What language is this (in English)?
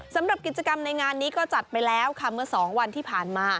Thai